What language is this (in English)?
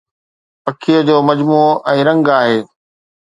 Sindhi